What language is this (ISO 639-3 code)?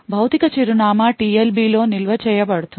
tel